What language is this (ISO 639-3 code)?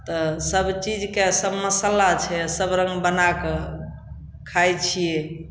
mai